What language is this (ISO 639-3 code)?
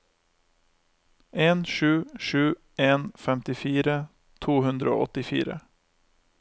nor